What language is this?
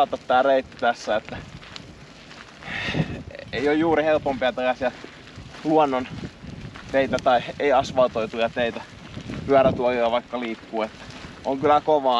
Finnish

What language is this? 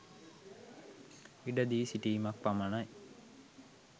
Sinhala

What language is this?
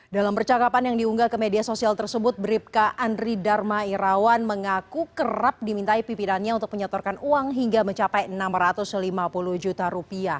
Indonesian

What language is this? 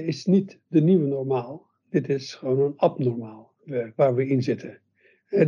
Dutch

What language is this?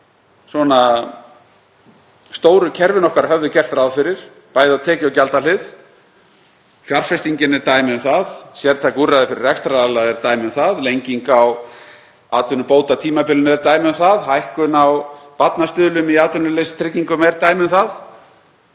Icelandic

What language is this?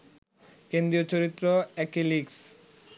Bangla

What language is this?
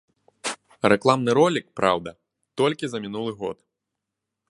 Belarusian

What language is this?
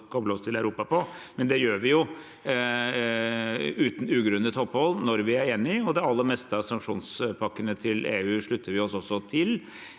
Norwegian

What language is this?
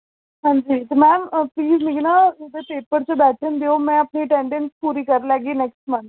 Dogri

